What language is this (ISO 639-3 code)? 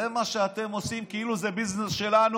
heb